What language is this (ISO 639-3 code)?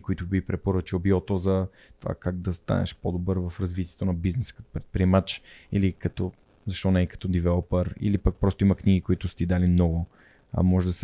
bul